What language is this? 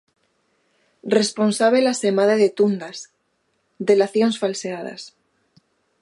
Galician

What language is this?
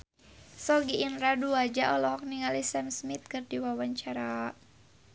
Sundanese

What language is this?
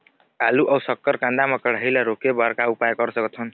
Chhattisgarhi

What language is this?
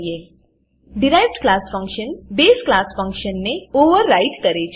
Gujarati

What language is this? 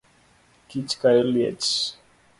Luo (Kenya and Tanzania)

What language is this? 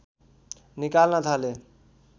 Nepali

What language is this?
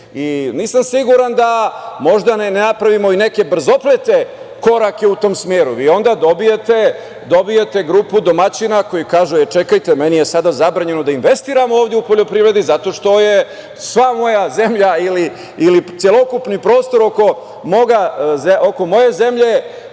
Serbian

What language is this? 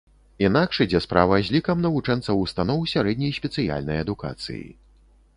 Belarusian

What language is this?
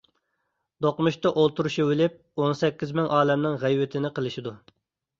Uyghur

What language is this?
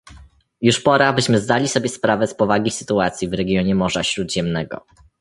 Polish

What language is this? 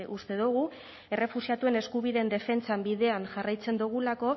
Basque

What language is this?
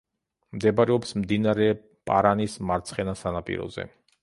Georgian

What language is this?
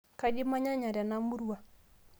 Masai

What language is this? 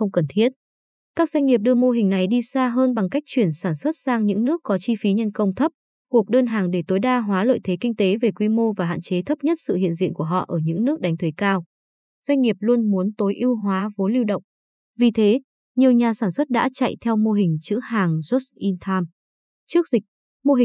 Vietnamese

